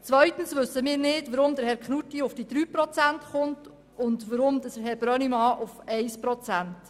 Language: Swiss German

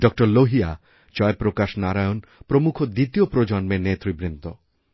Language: Bangla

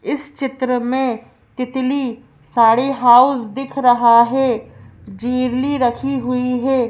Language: Hindi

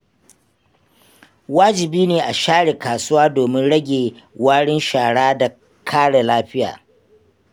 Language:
Hausa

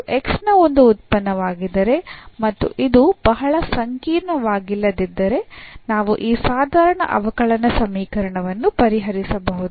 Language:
Kannada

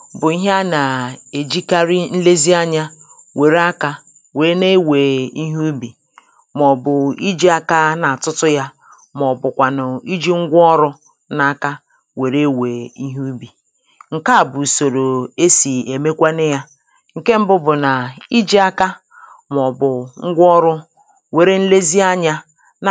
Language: Igbo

